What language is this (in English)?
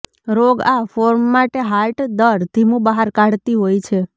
Gujarati